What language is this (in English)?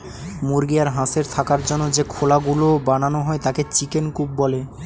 Bangla